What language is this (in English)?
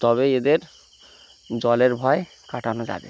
Bangla